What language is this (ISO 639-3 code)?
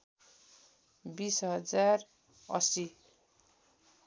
nep